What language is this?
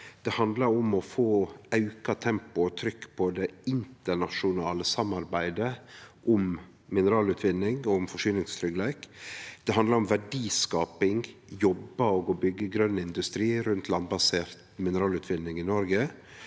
Norwegian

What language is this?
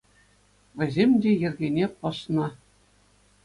Chuvash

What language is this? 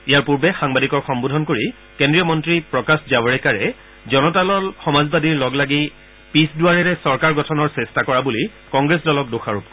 Assamese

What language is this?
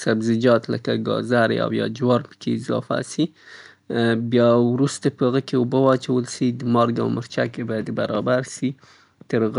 Southern Pashto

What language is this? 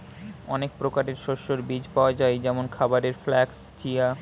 Bangla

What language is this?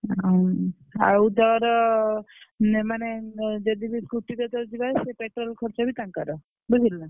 Odia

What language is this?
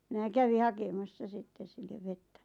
Finnish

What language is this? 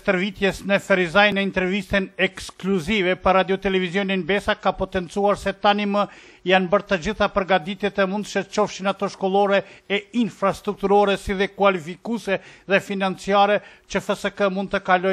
Romanian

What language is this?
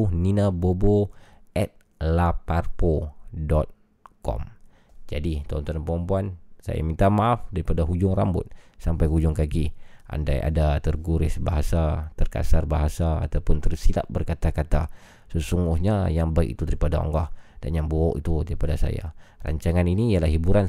Malay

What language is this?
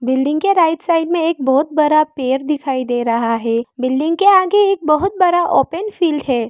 Hindi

